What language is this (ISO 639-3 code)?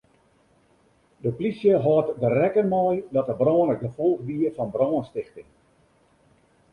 fry